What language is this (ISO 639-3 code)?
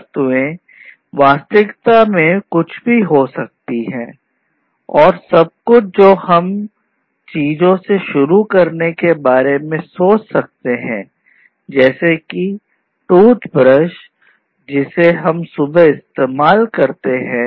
hin